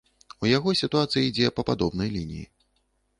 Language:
Belarusian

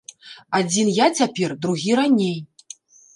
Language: Belarusian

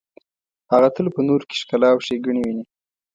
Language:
Pashto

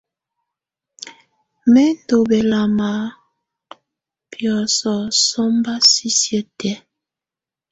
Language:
Tunen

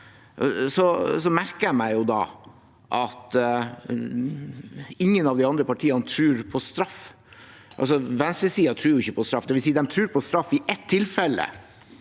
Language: Norwegian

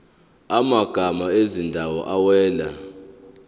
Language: Zulu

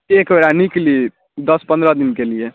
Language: Maithili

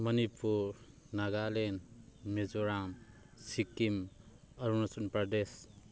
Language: Manipuri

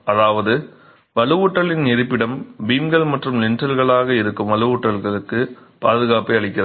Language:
Tamil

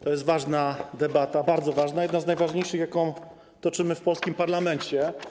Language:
Polish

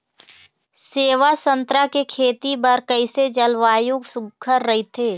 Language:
Chhattisgarhi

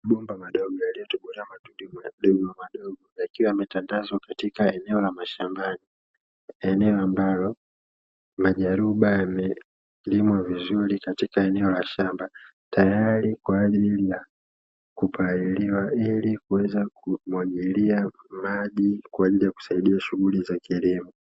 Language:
Swahili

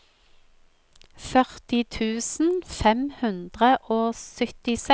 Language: Norwegian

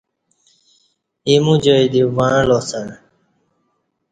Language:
Kati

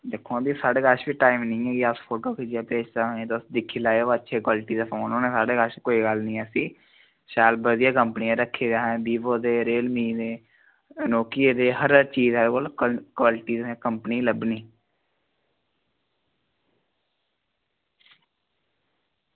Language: Dogri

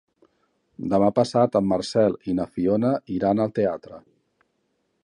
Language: Catalan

